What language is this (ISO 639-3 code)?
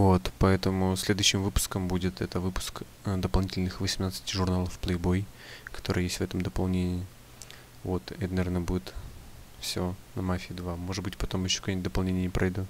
rus